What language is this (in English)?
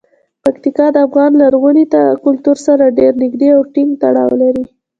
Pashto